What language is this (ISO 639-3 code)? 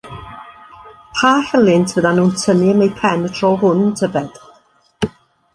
cym